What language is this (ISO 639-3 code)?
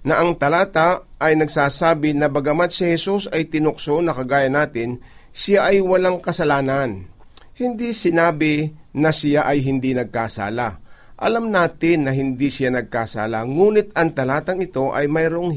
fil